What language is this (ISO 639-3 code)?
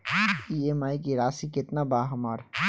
bho